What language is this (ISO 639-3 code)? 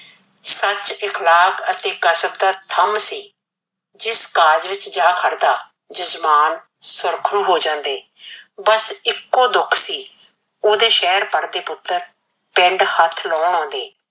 pan